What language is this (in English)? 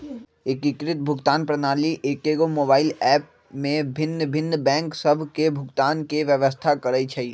Magahi